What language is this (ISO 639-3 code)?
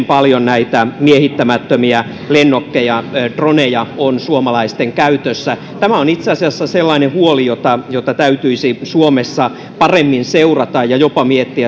fin